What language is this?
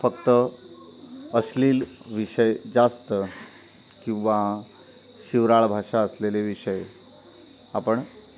Marathi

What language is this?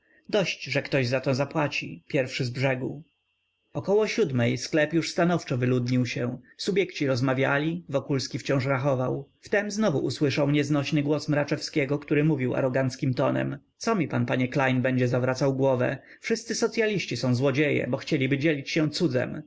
Polish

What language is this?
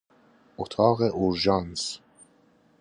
Persian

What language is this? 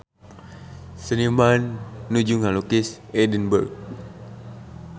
Sundanese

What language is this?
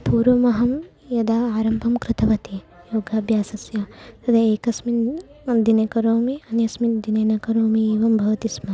Sanskrit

